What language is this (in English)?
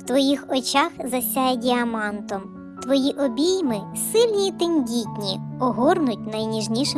Ukrainian